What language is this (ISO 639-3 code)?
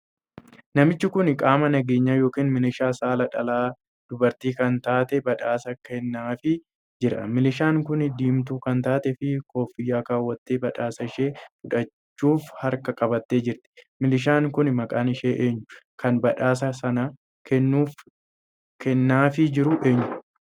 orm